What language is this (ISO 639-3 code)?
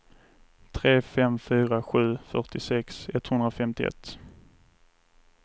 swe